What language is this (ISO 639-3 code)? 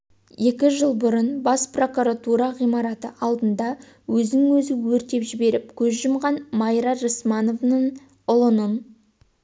kaz